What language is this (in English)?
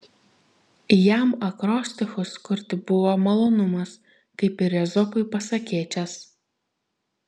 Lithuanian